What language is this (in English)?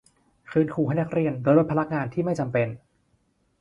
Thai